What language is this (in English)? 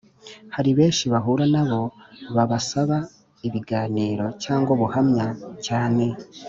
Kinyarwanda